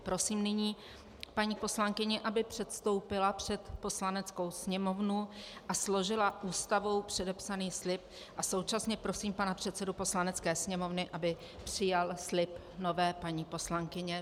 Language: Czech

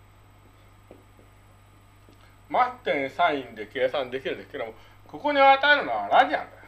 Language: Japanese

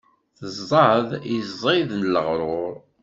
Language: Kabyle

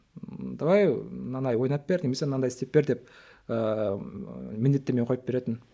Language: Kazakh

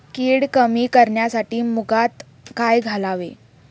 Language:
Marathi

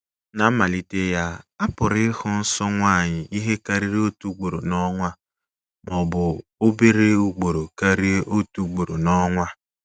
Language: Igbo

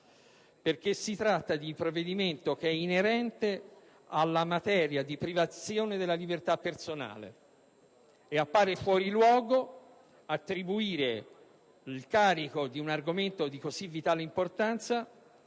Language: Italian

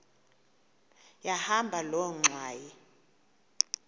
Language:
Xhosa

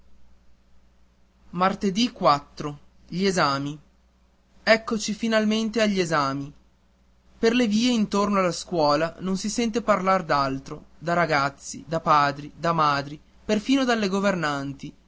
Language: Italian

